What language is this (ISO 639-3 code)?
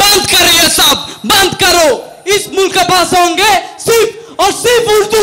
ben